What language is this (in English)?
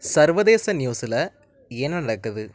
Tamil